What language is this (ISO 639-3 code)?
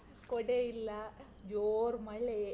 kan